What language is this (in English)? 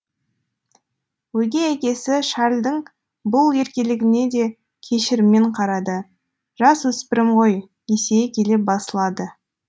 Kazakh